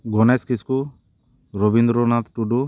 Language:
Santali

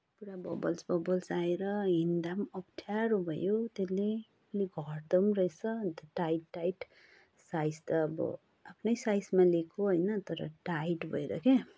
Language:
Nepali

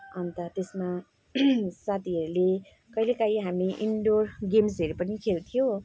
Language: Nepali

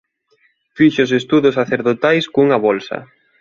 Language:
Galician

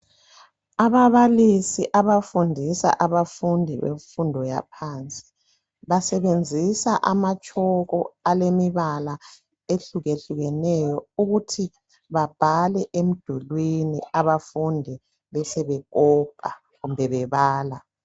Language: North Ndebele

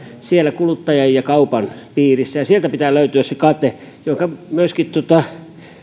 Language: Finnish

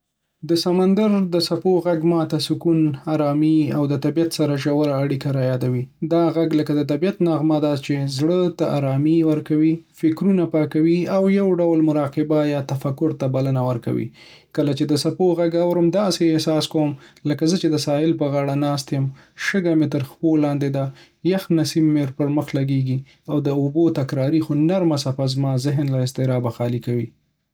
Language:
Pashto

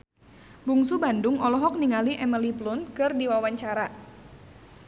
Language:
Sundanese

